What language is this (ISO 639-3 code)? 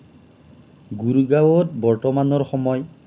asm